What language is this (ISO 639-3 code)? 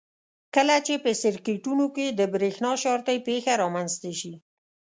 pus